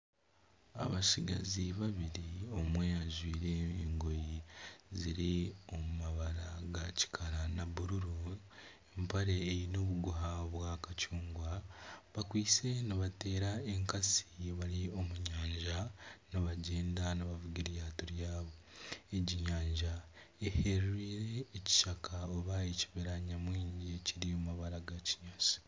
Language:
Nyankole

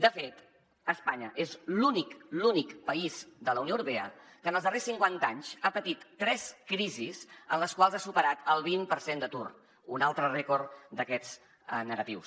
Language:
Catalan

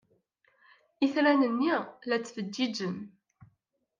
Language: Kabyle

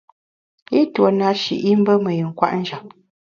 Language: Bamun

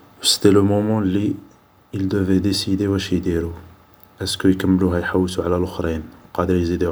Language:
Algerian Arabic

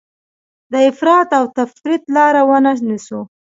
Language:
Pashto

